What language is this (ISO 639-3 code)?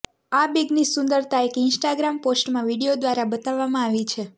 guj